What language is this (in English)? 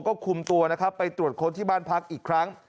Thai